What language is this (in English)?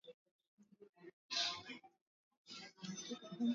Swahili